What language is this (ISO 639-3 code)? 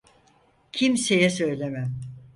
tur